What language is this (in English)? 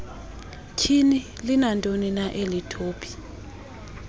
Xhosa